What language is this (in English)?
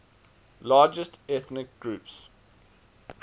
English